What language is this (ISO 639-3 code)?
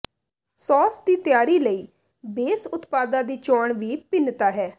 pan